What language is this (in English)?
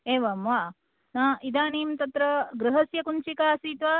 Sanskrit